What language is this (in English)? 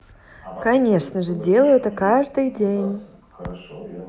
Russian